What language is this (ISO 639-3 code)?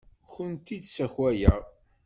kab